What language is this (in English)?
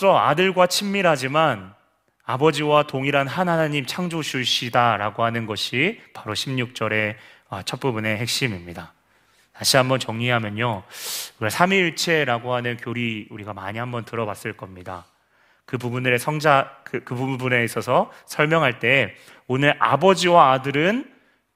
Korean